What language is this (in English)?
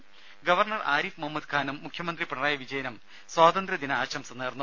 Malayalam